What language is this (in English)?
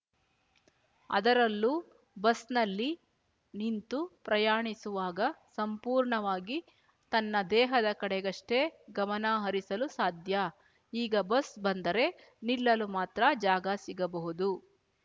Kannada